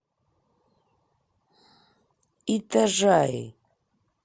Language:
Russian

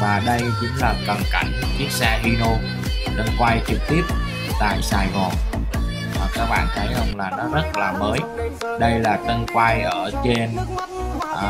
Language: Vietnamese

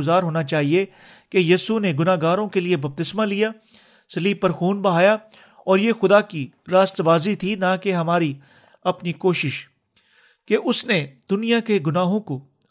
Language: Urdu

